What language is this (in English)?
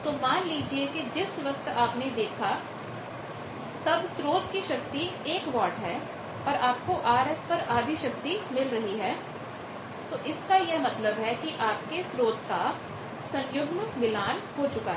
Hindi